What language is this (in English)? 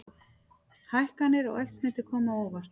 Icelandic